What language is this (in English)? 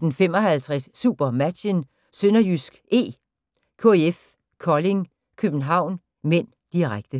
Danish